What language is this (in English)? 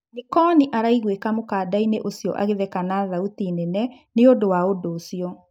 Kikuyu